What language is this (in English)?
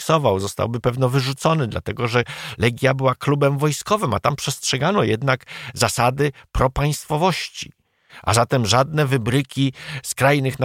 Polish